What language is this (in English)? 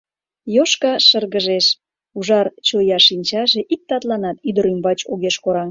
Mari